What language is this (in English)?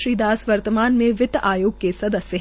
Hindi